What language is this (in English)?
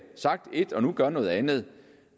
Danish